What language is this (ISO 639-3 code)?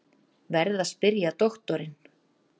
isl